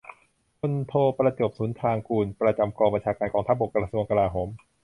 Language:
Thai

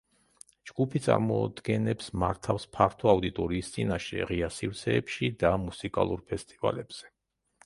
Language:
Georgian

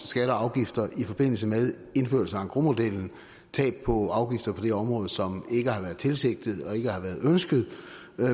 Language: Danish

